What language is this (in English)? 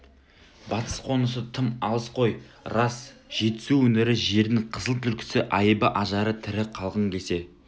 Kazakh